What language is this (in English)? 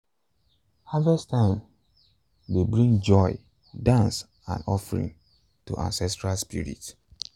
Nigerian Pidgin